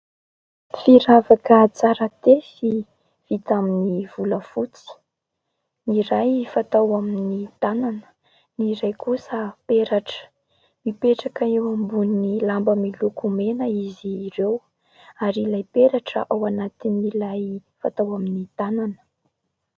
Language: Malagasy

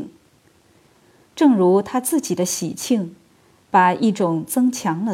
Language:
Chinese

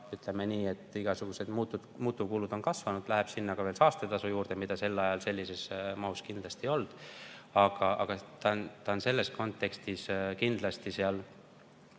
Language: Estonian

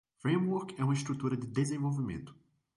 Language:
Portuguese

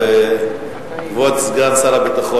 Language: Hebrew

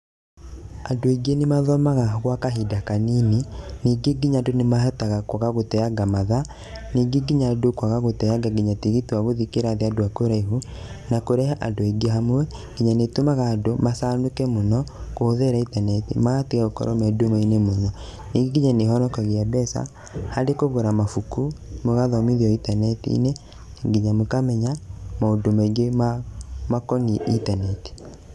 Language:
Kikuyu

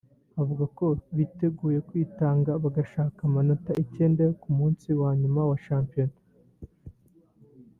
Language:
Kinyarwanda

